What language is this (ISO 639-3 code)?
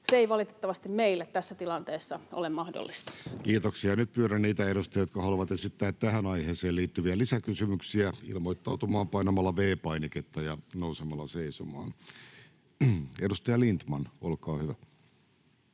fin